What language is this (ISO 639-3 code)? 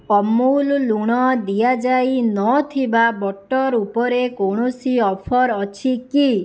ori